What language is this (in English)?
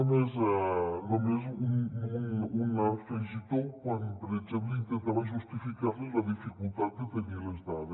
Catalan